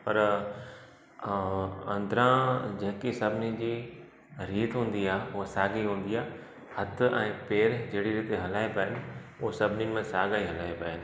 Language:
Sindhi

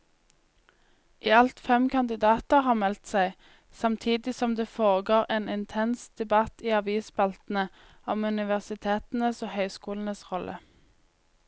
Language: Norwegian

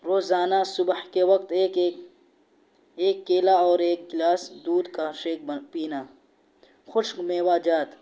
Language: Urdu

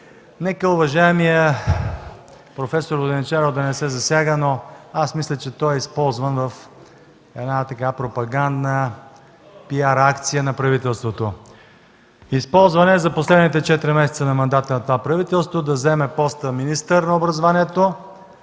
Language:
Bulgarian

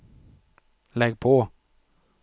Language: Swedish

